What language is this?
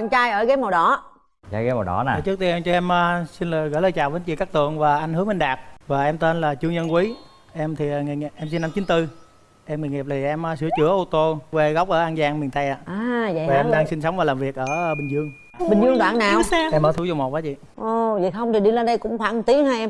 Vietnamese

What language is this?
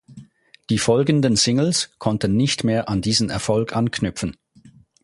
German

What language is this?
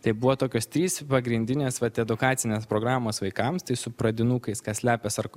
Lithuanian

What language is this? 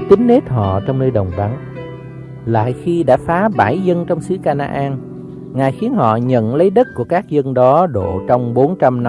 Vietnamese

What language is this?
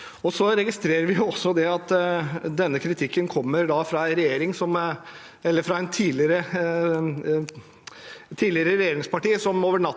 Norwegian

